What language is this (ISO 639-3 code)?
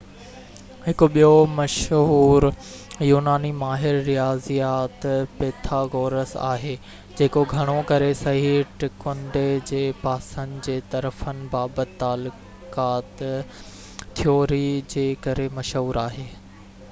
snd